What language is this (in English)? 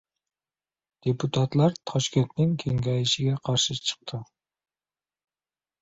Uzbek